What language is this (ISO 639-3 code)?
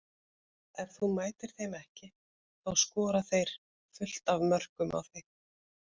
isl